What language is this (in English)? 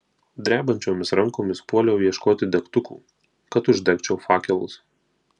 Lithuanian